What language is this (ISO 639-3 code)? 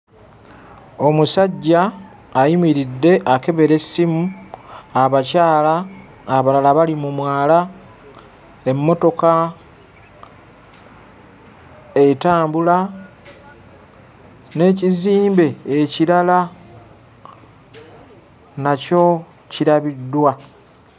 lug